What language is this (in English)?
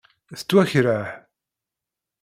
Kabyle